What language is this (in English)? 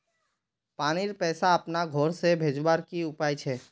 Magahi